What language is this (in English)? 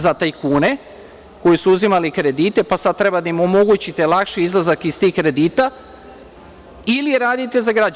Serbian